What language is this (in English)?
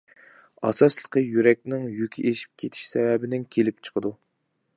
Uyghur